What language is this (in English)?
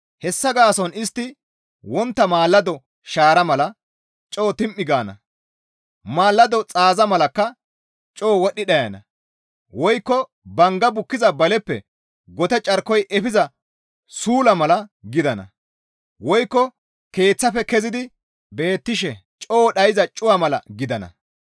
Gamo